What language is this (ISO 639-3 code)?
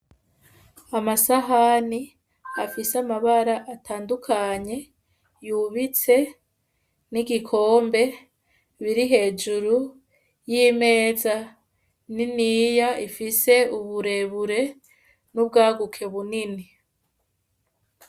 run